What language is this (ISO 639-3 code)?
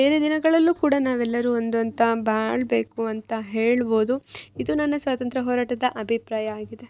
kan